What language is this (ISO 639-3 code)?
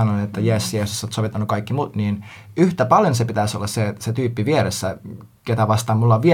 fin